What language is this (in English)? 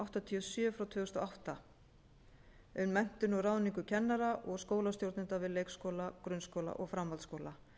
Icelandic